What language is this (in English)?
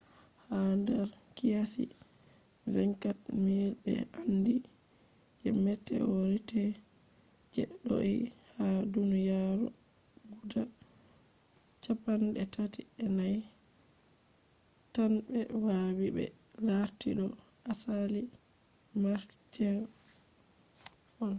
Fula